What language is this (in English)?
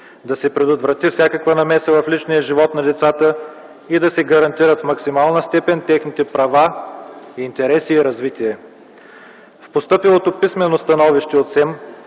Bulgarian